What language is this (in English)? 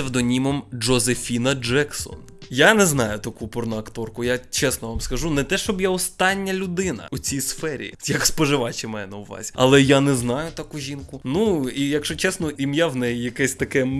Ukrainian